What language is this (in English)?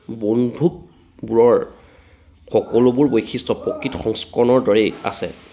Assamese